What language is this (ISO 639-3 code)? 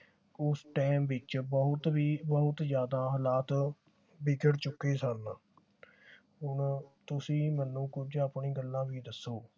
pan